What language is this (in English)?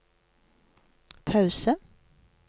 Norwegian